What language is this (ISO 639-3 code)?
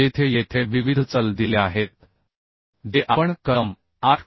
mar